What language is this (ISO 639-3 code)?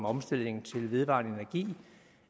dan